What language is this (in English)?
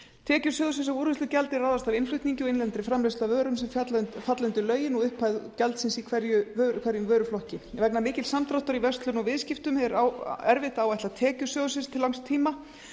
Icelandic